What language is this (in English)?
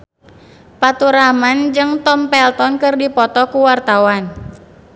Sundanese